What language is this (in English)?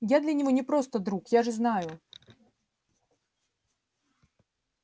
Russian